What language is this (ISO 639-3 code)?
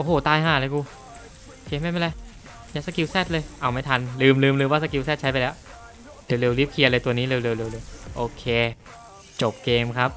tha